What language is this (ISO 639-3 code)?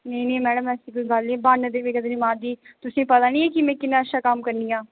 doi